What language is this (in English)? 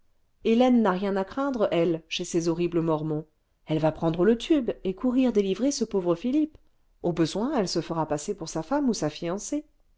French